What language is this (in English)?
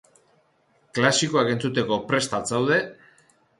Basque